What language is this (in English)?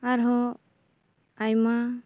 Santali